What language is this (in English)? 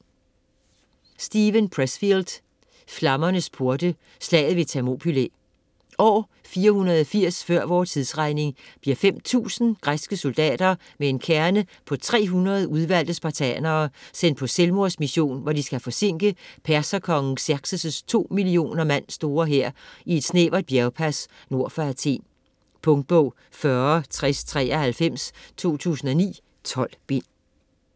Danish